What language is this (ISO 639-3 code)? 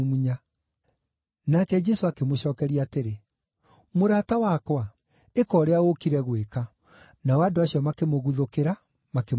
kik